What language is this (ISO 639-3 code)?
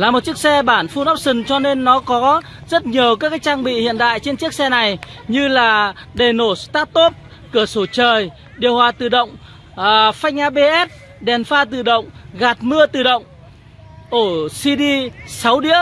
vie